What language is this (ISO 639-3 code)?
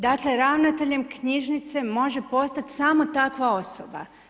hrv